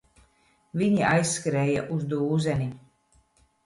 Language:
Latvian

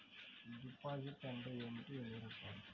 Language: Telugu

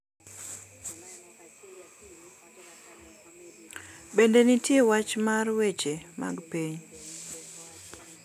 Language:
Luo (Kenya and Tanzania)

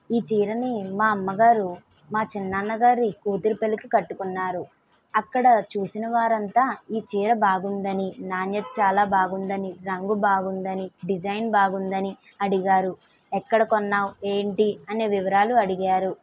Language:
Telugu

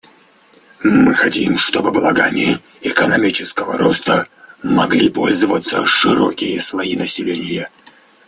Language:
Russian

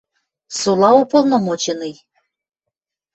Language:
Western Mari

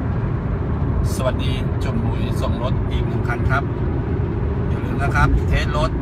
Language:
Thai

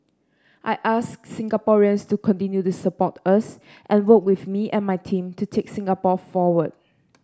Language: English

